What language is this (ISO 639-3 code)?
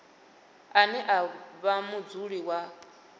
ven